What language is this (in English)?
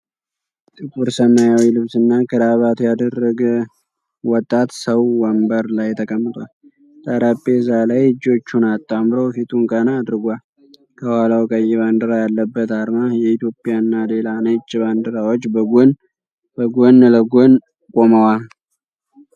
Amharic